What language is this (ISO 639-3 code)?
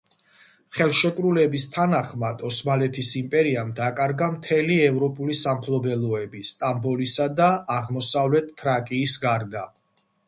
kat